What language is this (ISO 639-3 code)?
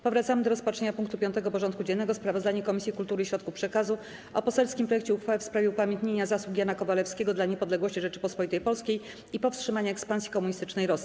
pol